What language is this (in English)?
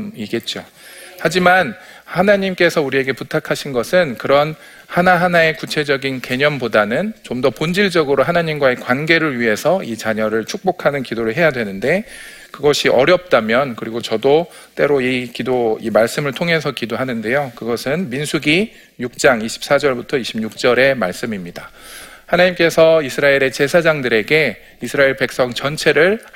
Korean